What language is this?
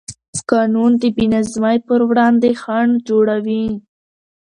Pashto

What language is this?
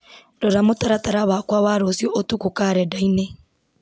Kikuyu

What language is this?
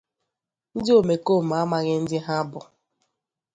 Igbo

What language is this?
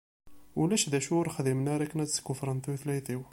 Kabyle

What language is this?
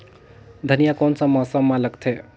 Chhattisgarhi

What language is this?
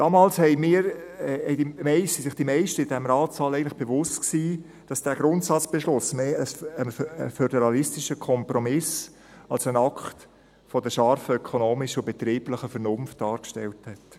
Swiss German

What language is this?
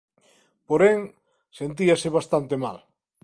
Galician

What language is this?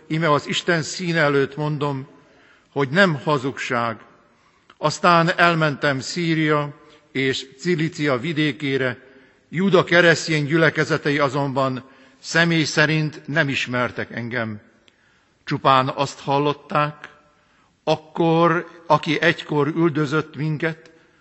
Hungarian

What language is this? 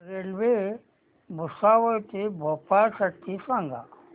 Marathi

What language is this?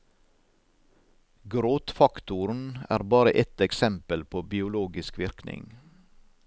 Norwegian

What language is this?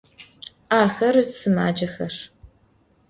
Adyghe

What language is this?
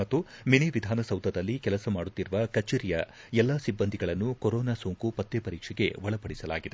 Kannada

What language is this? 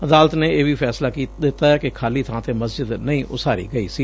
Punjabi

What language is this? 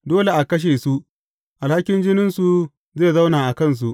Hausa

